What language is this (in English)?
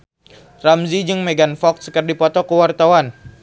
Sundanese